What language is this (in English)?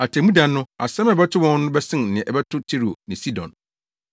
Akan